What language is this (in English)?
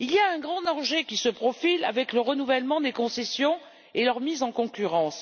French